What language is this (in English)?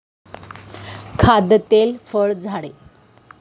Marathi